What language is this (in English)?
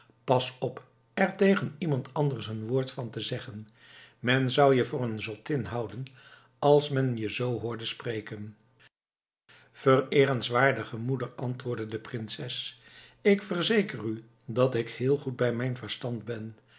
Dutch